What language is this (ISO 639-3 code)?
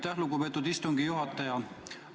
est